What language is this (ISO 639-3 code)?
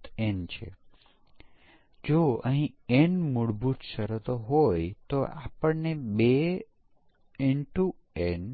guj